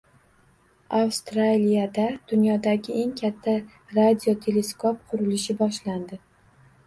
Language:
Uzbek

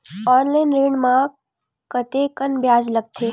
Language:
Chhattisgarhi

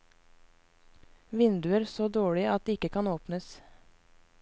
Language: Norwegian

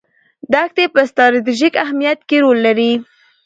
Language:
Pashto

